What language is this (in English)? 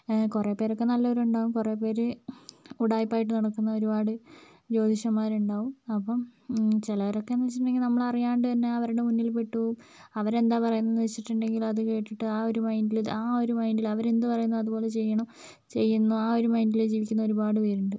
Malayalam